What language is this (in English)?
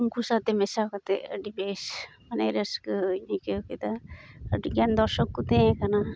Santali